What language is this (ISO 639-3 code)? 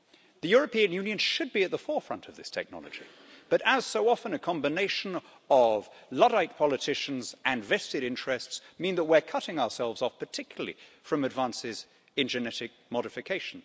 eng